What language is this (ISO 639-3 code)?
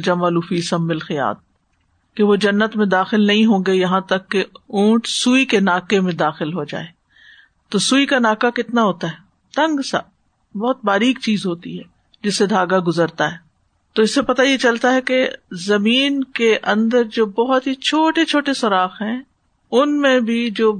urd